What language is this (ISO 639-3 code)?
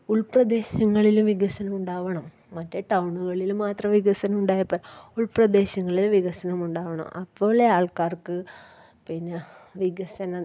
mal